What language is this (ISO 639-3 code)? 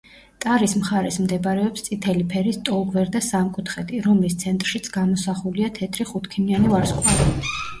kat